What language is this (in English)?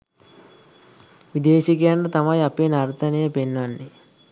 Sinhala